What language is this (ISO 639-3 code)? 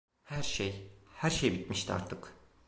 tur